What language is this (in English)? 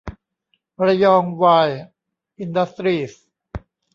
Thai